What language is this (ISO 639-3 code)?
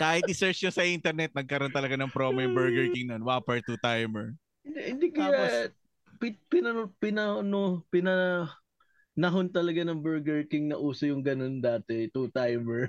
fil